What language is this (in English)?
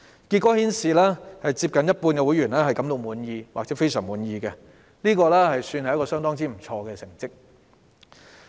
Cantonese